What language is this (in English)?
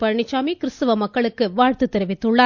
Tamil